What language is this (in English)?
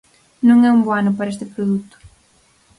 Galician